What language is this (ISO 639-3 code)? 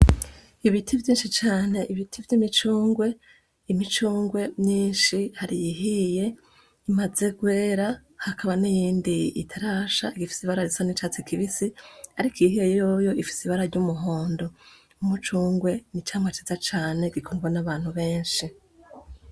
run